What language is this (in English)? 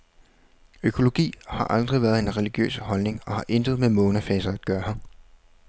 Danish